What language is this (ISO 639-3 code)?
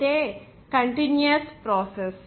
tel